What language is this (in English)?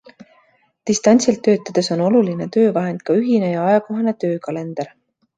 Estonian